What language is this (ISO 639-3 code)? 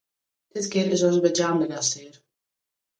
fry